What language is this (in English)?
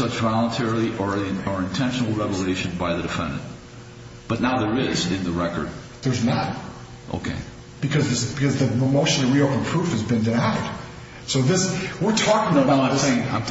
English